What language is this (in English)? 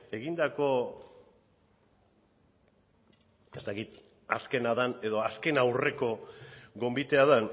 Basque